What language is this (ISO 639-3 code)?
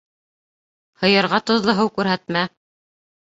bak